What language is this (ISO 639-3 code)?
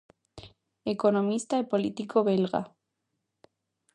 glg